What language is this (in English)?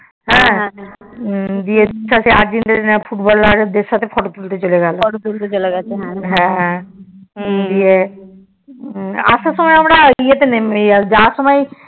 Bangla